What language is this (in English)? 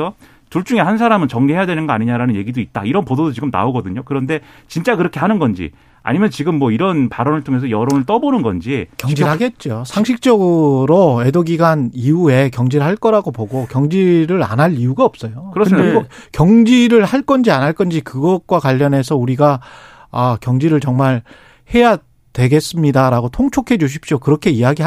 Korean